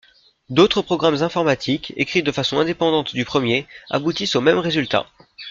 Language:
French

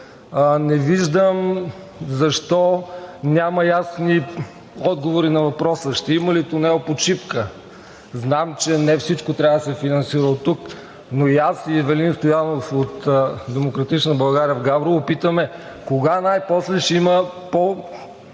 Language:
Bulgarian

